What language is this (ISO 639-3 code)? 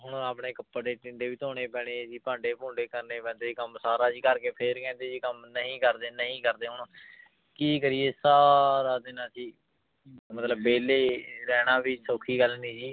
pan